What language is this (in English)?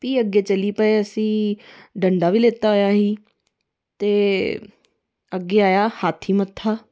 Dogri